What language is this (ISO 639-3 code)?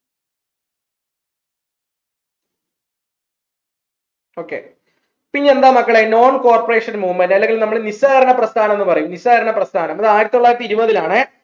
mal